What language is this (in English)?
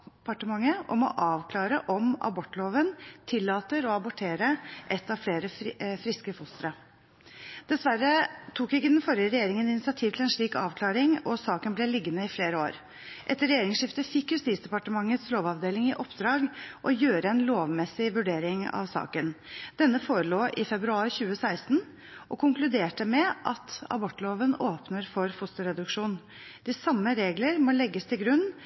Norwegian Bokmål